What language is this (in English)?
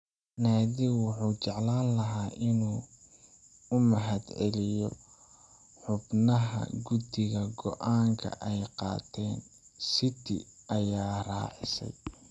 Somali